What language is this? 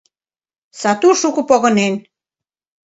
Mari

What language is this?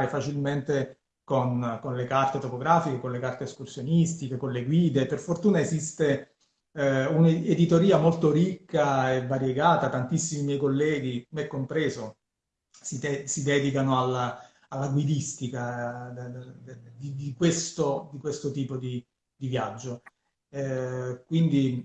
Italian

